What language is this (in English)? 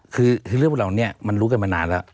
Thai